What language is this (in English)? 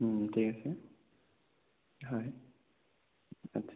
Assamese